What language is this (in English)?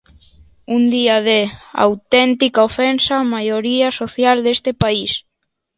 Galician